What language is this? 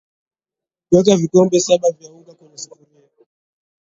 Swahili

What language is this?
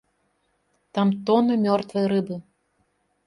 Belarusian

